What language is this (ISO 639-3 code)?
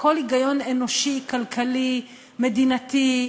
heb